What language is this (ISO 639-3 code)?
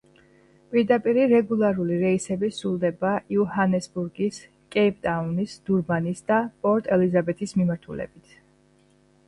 kat